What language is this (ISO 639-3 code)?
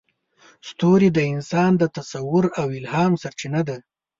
pus